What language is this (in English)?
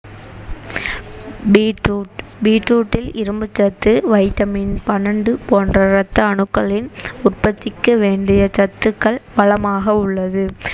Tamil